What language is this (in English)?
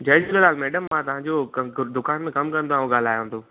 Sindhi